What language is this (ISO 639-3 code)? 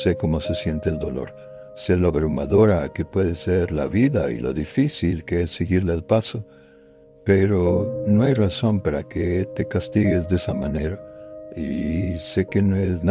spa